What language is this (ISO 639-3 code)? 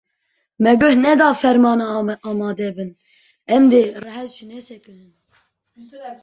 kur